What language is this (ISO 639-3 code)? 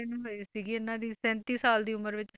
pan